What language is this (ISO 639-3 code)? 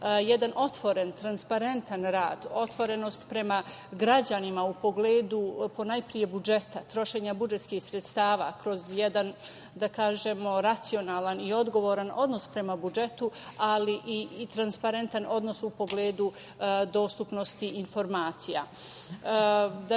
srp